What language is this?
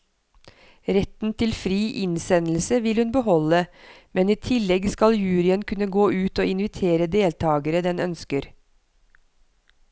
Norwegian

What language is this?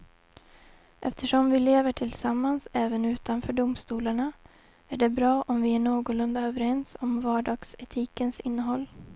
Swedish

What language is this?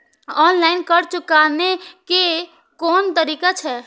Maithili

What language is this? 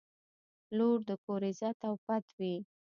Pashto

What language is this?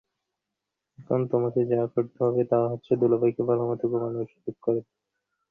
Bangla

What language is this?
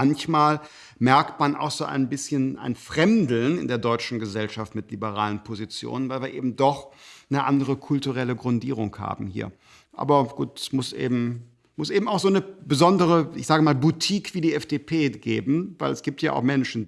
German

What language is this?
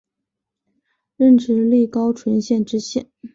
Chinese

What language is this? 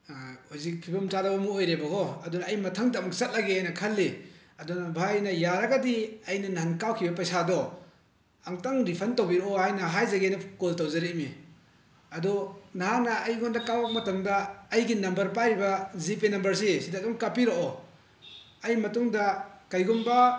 Manipuri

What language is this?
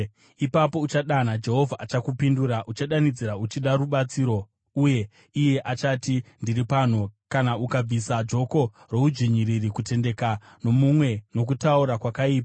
Shona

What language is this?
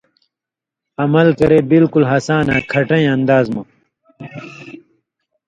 Indus Kohistani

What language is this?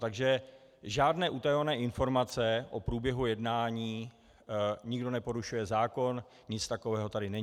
Czech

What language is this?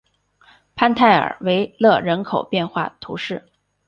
Chinese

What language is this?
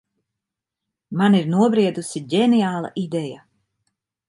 Latvian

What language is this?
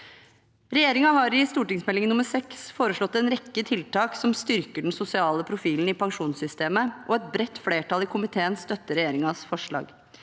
Norwegian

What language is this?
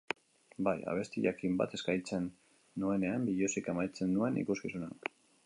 Basque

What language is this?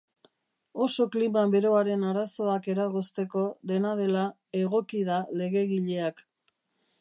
Basque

